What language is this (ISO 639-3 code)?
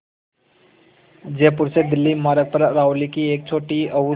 hin